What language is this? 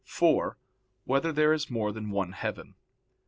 English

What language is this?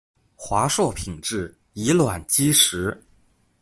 Chinese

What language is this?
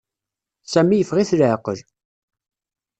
Kabyle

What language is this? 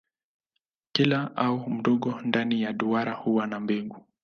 Swahili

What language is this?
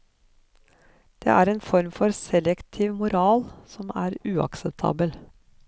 Norwegian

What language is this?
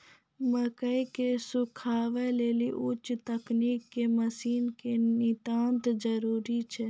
Maithili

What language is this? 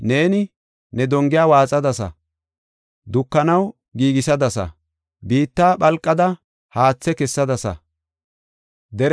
Gofa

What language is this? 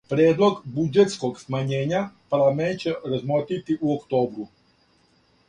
Serbian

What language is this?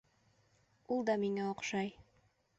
Bashkir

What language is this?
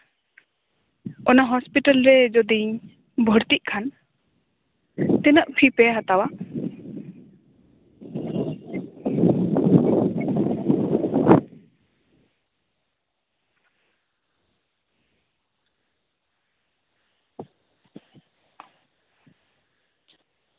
Santali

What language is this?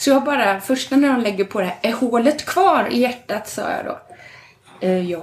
Swedish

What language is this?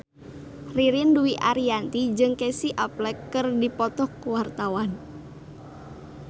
Sundanese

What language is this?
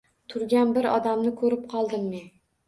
Uzbek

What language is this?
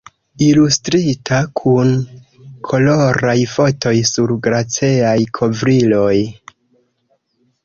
Esperanto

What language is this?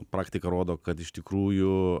Lithuanian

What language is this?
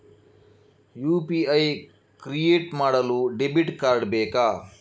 Kannada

